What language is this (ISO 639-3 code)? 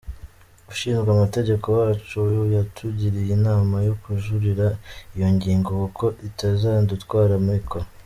kin